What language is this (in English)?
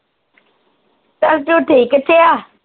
Punjabi